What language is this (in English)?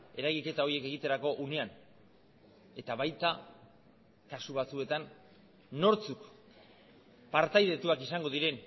Basque